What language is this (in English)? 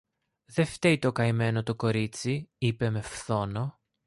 Greek